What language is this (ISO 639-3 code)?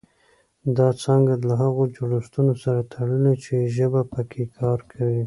pus